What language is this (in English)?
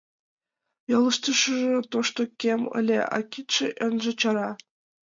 Mari